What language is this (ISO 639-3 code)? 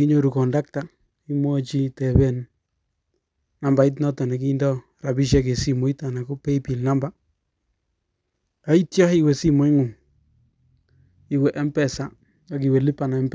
kln